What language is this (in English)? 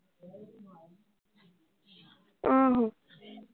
Punjabi